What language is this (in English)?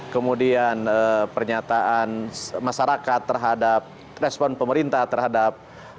Indonesian